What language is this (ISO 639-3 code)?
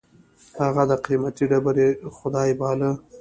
pus